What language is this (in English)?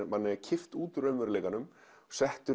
Icelandic